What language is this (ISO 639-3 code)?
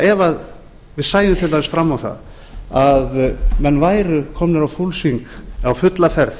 isl